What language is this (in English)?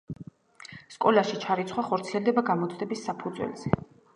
Georgian